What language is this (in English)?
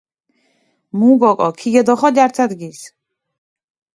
Mingrelian